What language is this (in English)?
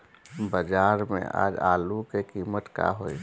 Bhojpuri